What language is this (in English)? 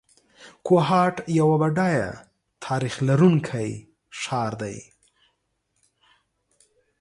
Pashto